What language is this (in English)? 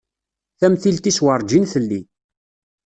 Kabyle